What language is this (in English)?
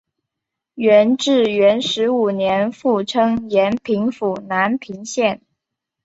Chinese